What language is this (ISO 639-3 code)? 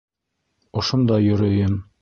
bak